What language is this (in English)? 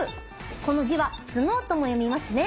Japanese